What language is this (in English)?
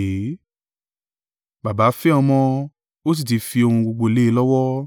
Yoruba